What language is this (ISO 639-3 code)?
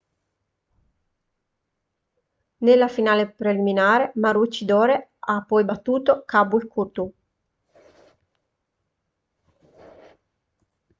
ita